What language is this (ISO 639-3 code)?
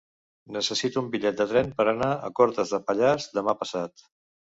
cat